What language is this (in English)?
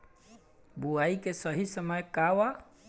Bhojpuri